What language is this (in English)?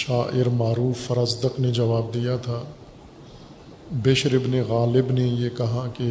Urdu